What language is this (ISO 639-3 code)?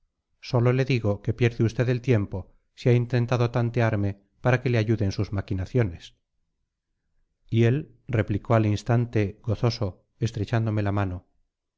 spa